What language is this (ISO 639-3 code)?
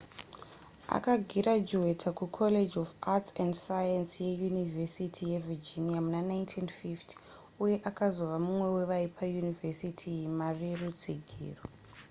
sna